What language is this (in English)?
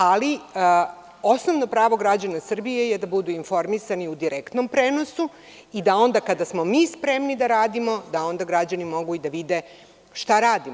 Serbian